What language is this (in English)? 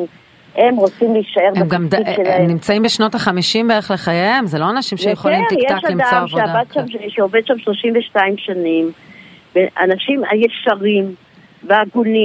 Hebrew